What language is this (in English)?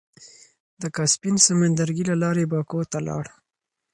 Pashto